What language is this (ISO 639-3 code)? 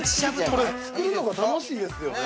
jpn